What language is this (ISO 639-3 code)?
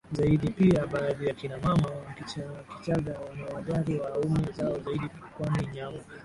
swa